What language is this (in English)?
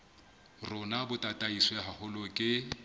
Southern Sotho